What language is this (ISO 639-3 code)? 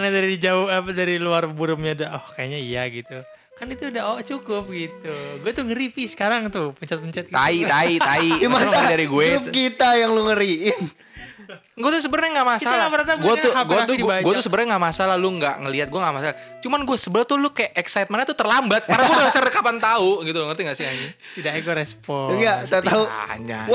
ind